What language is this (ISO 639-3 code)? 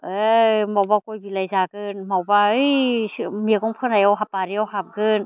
brx